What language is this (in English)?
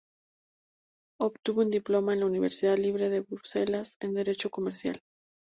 Spanish